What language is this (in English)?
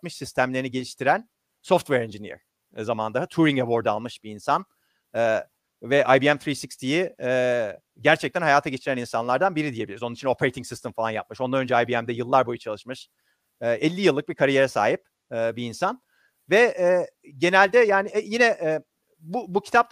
Turkish